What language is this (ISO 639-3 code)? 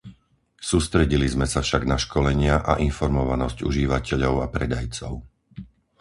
slk